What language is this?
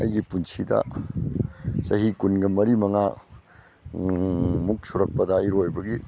Manipuri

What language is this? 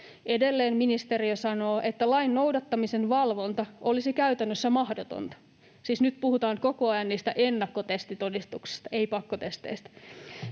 Finnish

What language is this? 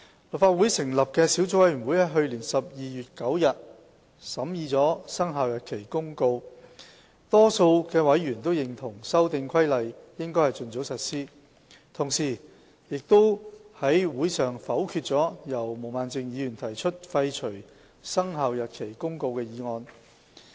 Cantonese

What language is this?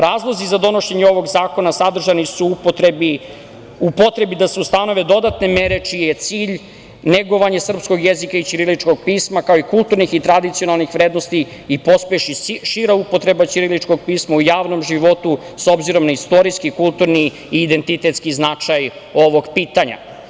Serbian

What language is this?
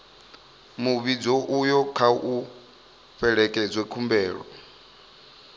Venda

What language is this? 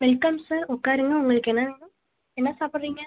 Tamil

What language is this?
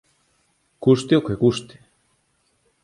Galician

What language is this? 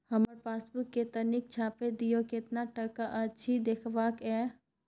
Maithili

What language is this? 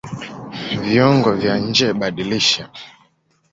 Swahili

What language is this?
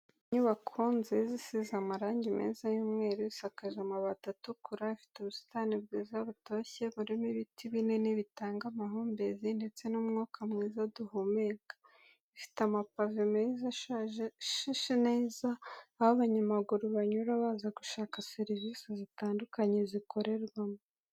Kinyarwanda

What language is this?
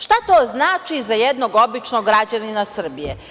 Serbian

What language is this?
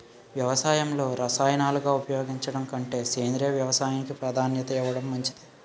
Telugu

